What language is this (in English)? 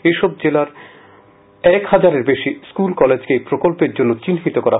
Bangla